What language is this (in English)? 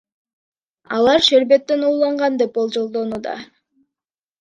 Kyrgyz